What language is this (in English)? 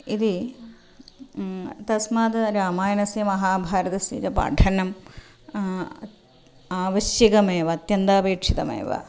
Sanskrit